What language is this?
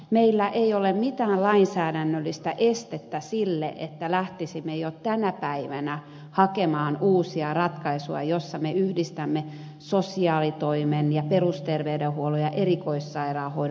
Finnish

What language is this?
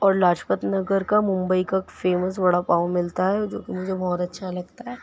Urdu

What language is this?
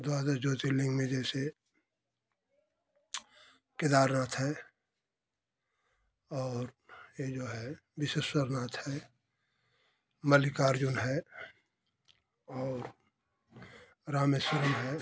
Hindi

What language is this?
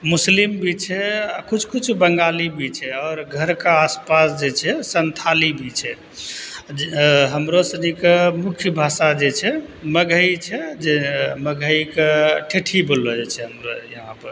Maithili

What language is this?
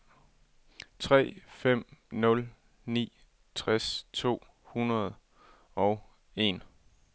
Danish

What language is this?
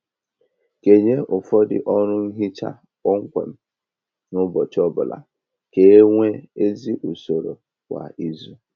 Igbo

